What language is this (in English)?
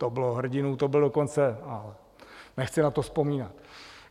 Czech